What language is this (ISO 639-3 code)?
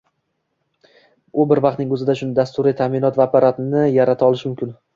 uzb